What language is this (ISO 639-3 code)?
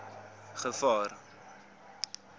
afr